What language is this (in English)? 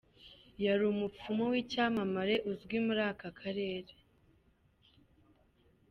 Kinyarwanda